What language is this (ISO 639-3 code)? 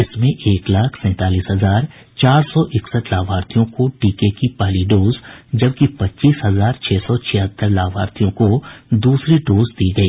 hin